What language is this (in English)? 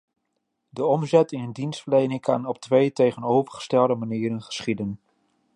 Dutch